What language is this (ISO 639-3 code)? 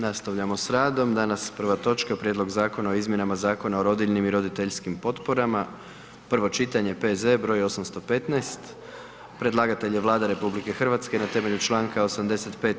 hrv